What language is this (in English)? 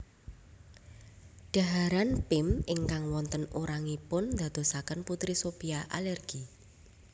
Javanese